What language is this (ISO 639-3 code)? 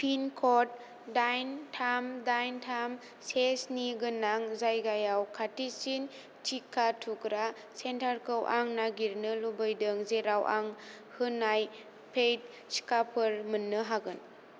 brx